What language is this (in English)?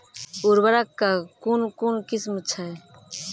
Maithili